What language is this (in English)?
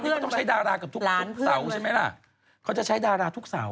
Thai